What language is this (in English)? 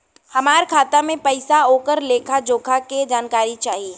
Bhojpuri